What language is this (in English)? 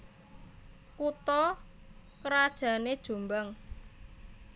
Javanese